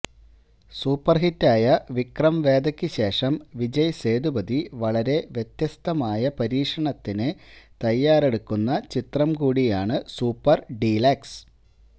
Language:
Malayalam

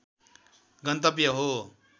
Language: Nepali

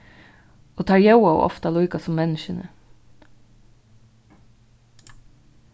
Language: Faroese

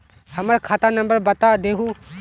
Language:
Magahi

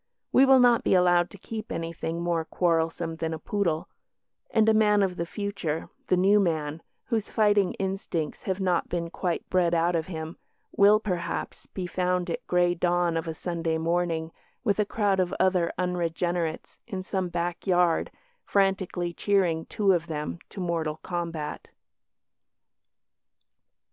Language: English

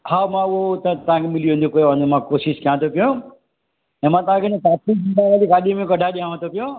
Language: Sindhi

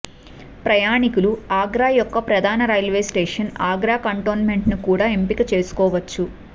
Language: Telugu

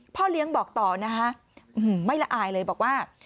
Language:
Thai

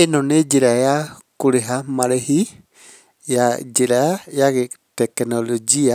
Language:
Kikuyu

